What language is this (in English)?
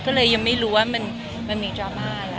Thai